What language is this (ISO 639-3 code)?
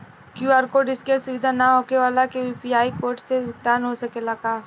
bho